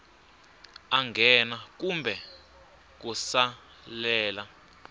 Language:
Tsonga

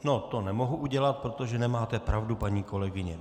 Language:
Czech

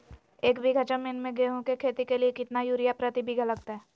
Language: Magahi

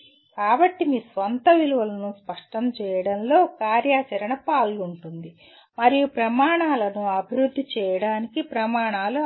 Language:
Telugu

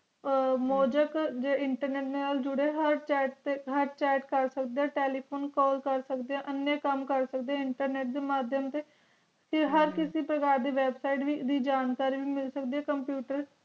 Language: Punjabi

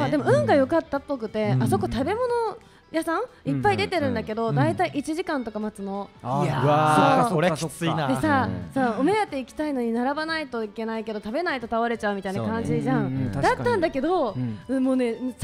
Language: Japanese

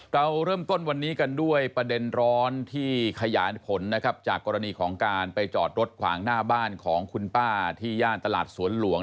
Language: Thai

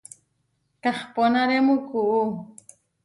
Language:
Huarijio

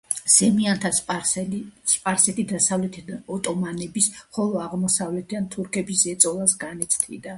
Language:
Georgian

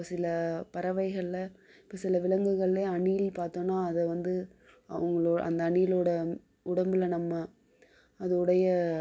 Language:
Tamil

